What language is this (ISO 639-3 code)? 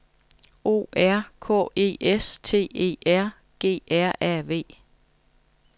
dan